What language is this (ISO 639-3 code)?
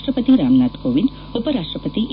kan